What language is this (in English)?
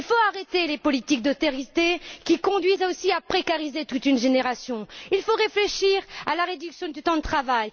French